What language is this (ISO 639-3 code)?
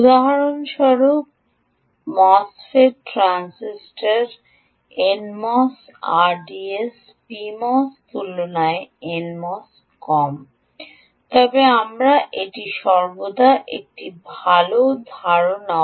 ben